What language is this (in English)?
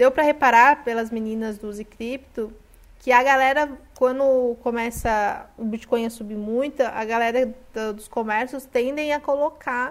Portuguese